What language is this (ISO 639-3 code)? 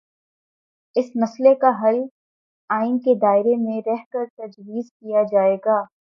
urd